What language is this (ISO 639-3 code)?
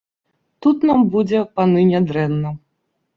bel